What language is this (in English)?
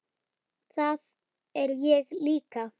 Icelandic